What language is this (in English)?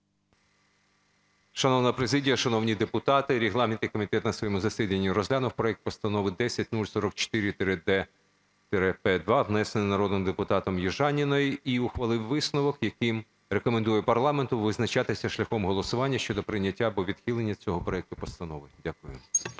Ukrainian